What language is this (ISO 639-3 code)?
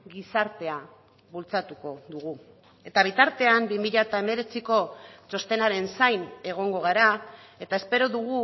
eus